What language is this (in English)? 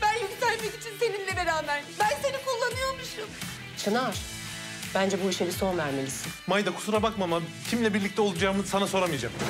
Turkish